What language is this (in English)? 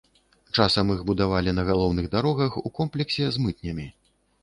Belarusian